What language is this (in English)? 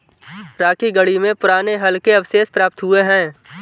Hindi